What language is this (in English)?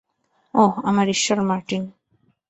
Bangla